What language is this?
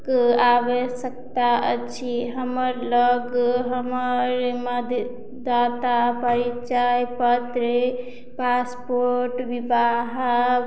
Maithili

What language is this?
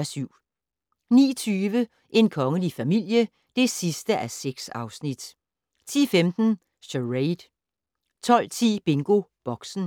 Danish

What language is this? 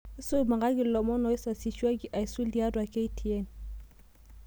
Masai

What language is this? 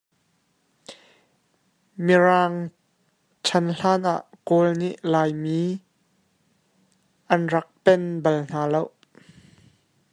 Hakha Chin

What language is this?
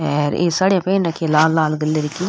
Rajasthani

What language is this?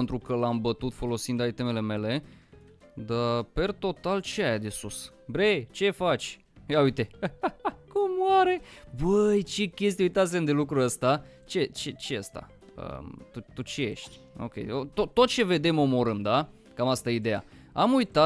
Romanian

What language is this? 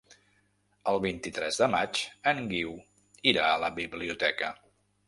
Catalan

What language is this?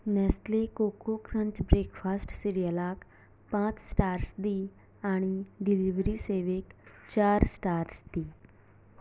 Konkani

